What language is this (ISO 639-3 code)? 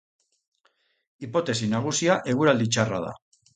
eus